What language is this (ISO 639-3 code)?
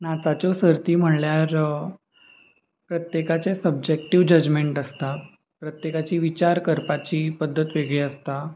kok